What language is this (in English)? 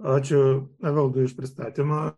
Lithuanian